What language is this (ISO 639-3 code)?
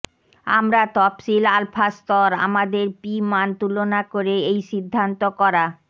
ben